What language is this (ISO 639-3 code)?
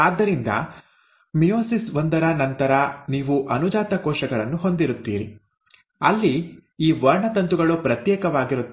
kan